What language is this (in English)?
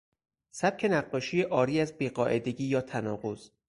Persian